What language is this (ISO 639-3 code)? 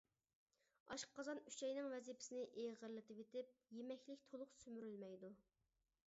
uig